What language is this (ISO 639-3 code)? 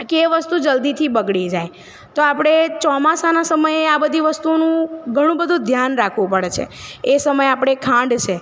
guj